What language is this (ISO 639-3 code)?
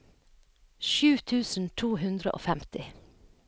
nor